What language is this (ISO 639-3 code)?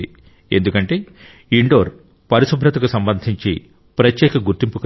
tel